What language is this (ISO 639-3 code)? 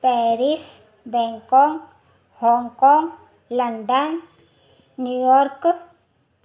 snd